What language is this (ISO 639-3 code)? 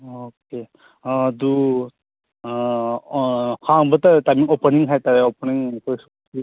mni